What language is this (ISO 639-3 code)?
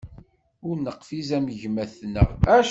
kab